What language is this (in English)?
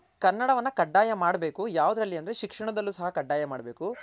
Kannada